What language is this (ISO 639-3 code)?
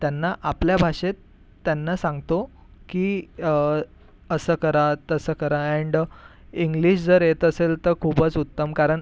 mar